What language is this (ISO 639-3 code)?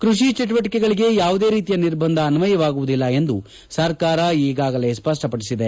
kan